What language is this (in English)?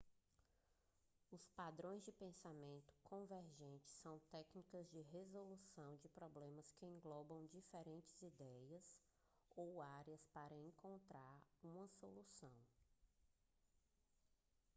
Portuguese